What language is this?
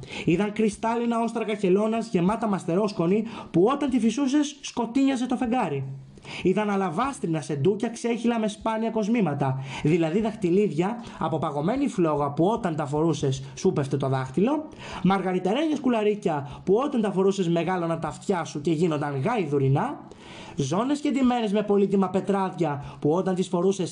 Greek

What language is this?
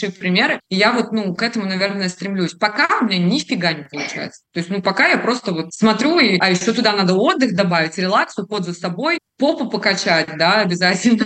Russian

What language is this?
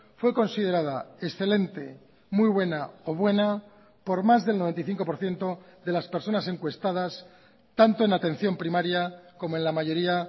Spanish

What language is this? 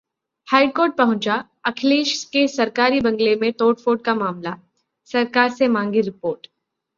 Hindi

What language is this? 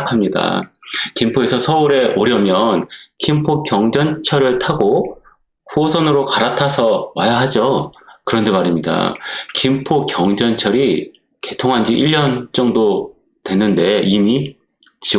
Korean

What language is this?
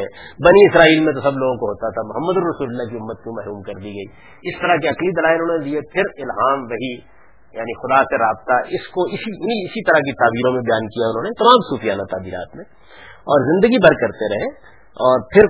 Urdu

